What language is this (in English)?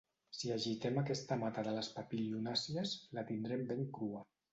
Catalan